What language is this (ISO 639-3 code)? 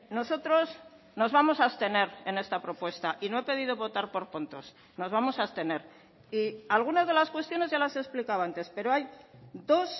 spa